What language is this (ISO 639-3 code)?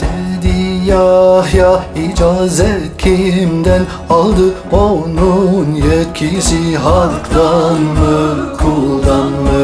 tur